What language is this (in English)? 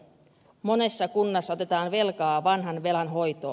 Finnish